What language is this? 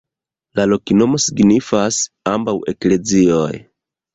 Esperanto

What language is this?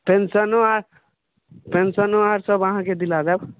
Maithili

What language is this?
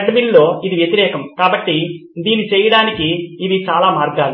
Telugu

